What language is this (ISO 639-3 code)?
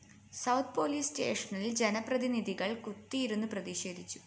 mal